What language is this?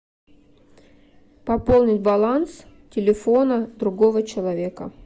Russian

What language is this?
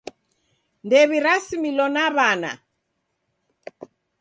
Taita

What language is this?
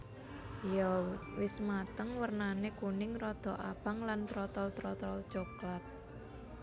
Javanese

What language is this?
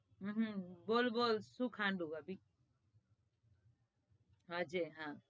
Gujarati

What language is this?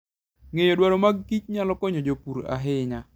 Luo (Kenya and Tanzania)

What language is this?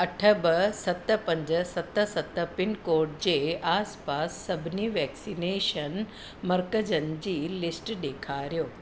Sindhi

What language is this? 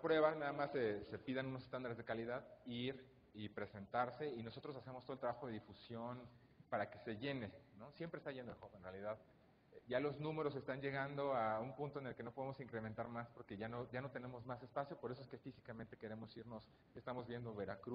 Spanish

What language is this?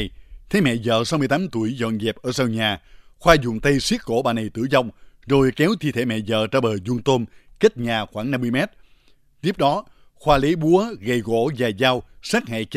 Vietnamese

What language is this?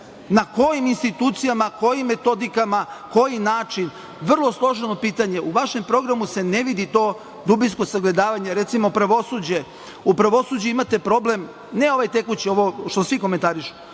Serbian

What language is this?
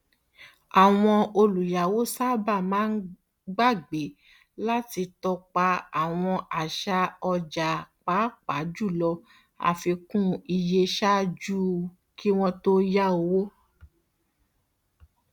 Yoruba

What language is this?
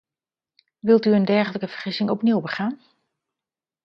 Dutch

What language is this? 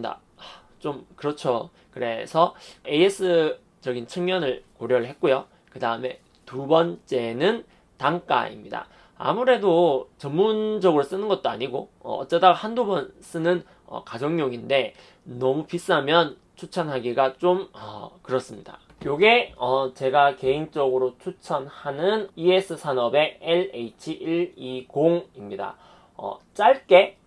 Korean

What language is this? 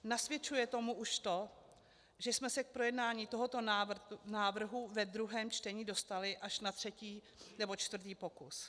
Czech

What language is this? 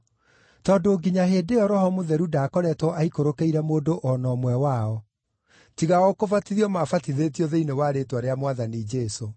Kikuyu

